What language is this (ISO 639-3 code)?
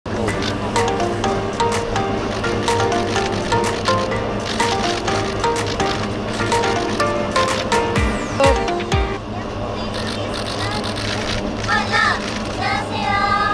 kor